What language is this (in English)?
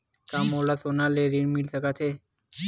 Chhattisgarhi